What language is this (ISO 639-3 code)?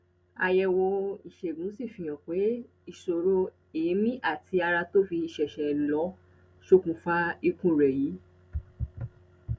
yor